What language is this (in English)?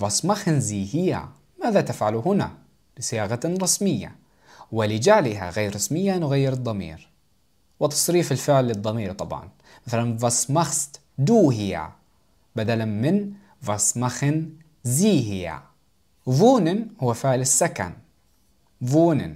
Arabic